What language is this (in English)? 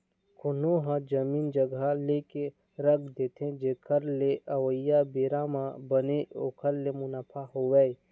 Chhattisgarhi